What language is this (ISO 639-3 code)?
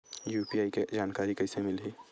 hne